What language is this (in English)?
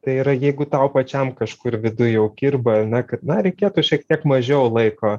Lithuanian